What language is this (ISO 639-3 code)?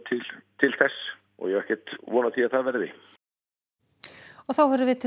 isl